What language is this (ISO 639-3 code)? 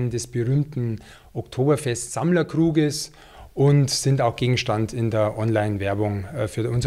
deu